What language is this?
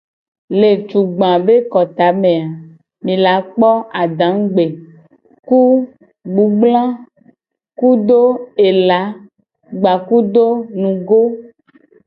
Gen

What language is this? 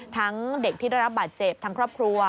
Thai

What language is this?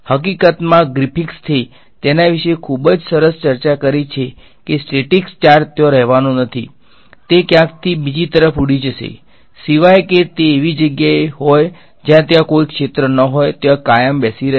Gujarati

